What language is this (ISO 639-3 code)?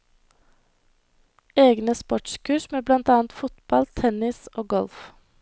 nor